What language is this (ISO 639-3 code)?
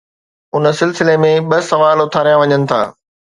snd